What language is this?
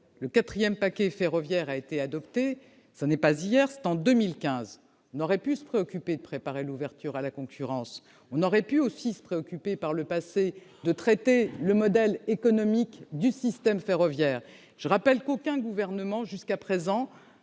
French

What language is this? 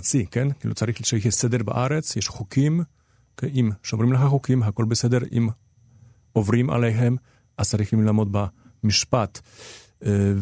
Hebrew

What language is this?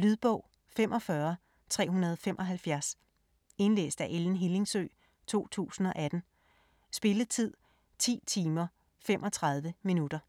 Danish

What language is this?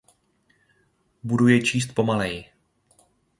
Czech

